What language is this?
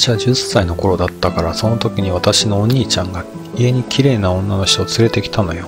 Japanese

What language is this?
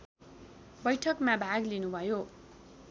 Nepali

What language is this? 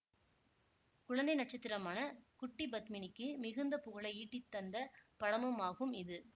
Tamil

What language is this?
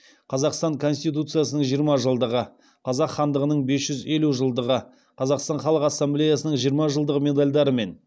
Kazakh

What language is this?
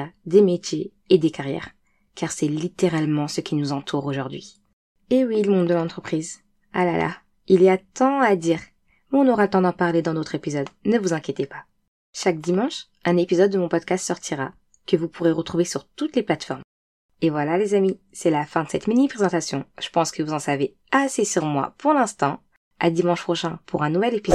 French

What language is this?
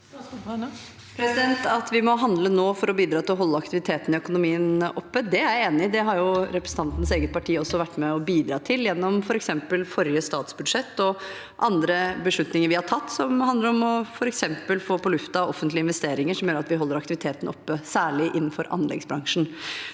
Norwegian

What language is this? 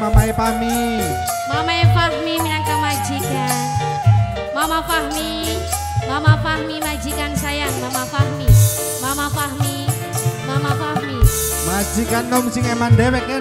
Indonesian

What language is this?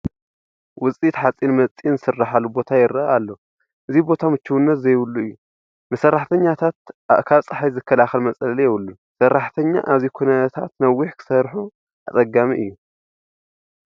Tigrinya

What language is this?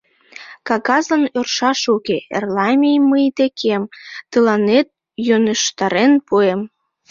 Mari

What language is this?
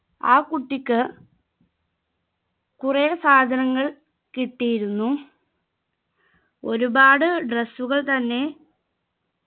Malayalam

